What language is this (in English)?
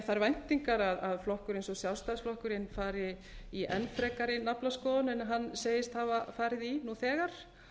Icelandic